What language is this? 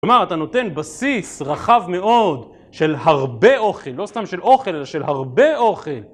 Hebrew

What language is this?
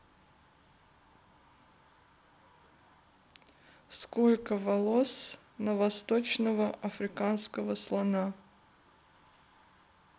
Russian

